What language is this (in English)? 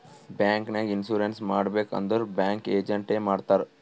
Kannada